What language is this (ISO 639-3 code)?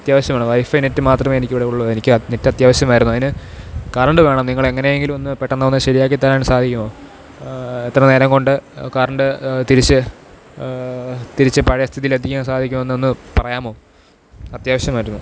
mal